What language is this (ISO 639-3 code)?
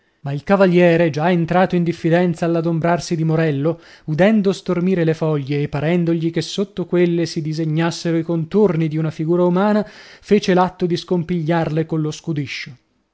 ita